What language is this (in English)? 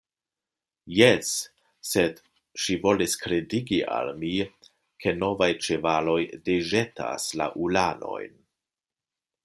Esperanto